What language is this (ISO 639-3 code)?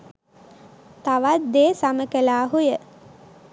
sin